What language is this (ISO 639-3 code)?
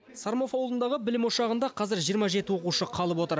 kaz